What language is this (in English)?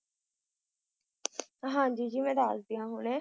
Punjabi